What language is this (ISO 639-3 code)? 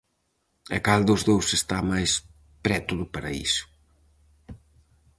glg